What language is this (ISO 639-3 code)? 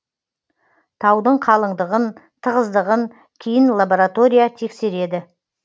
kaz